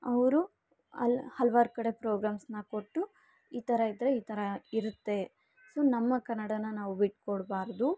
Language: Kannada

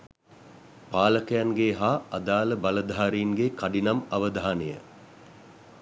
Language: Sinhala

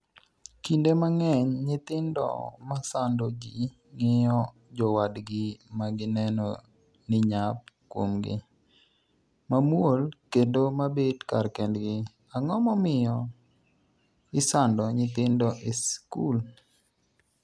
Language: Luo (Kenya and Tanzania)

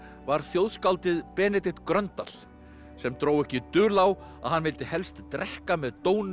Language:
Icelandic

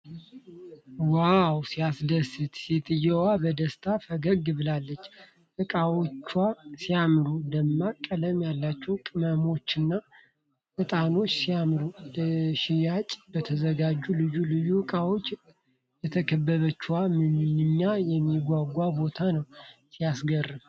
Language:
Amharic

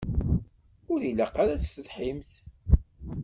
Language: Kabyle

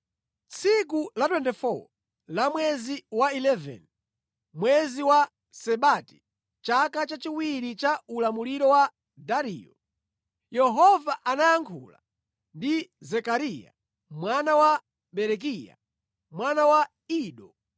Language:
Nyanja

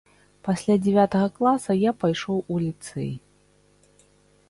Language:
Belarusian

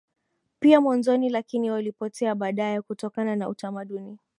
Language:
Swahili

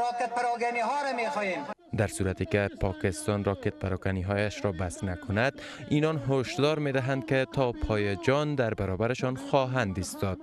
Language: Persian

